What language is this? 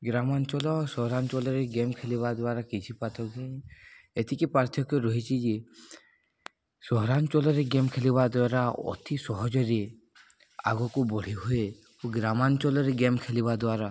Odia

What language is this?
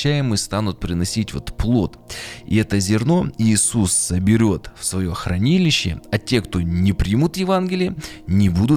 Russian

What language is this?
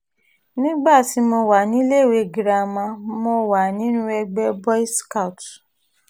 Yoruba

